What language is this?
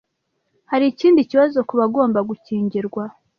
Kinyarwanda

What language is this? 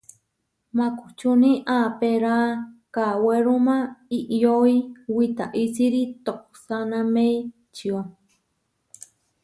Huarijio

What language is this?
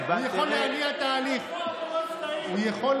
Hebrew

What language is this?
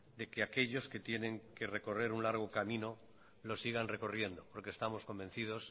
Spanish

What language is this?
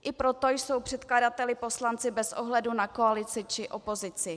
Czech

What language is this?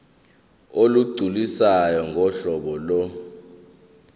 Zulu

